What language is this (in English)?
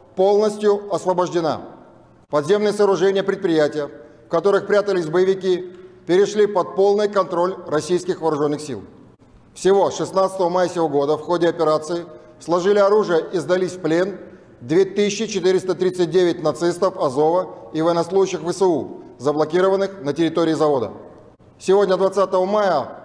Russian